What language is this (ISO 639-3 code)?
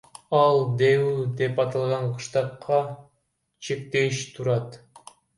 kir